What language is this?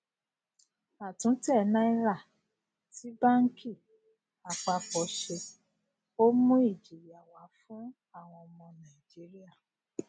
Yoruba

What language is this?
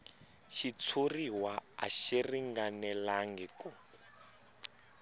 Tsonga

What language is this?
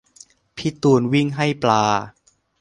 Thai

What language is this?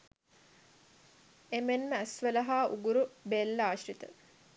Sinhala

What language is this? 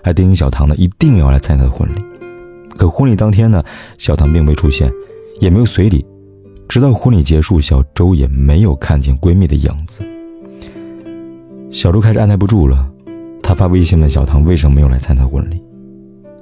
Chinese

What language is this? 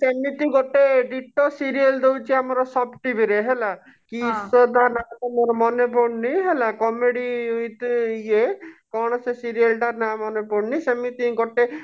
Odia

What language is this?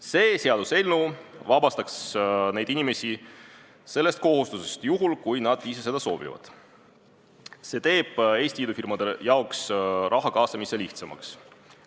Estonian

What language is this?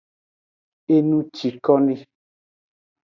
Aja (Benin)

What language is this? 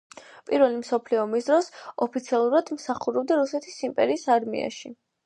Georgian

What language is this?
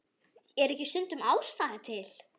Icelandic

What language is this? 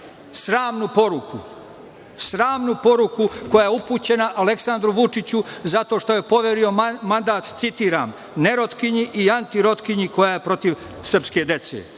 Serbian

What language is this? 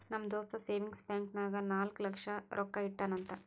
Kannada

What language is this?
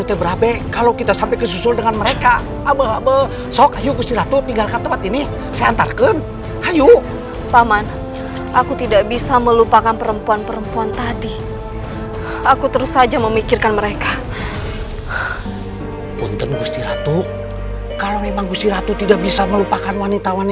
Indonesian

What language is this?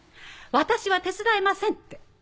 Japanese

